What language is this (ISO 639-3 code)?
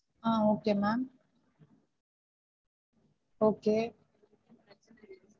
tam